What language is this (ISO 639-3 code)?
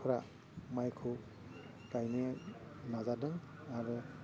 brx